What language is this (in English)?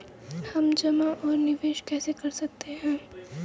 Hindi